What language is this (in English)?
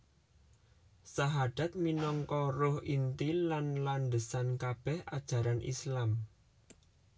Javanese